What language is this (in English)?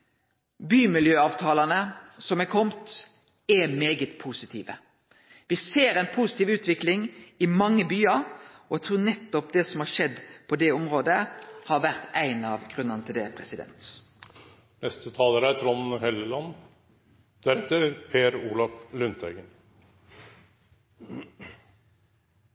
Norwegian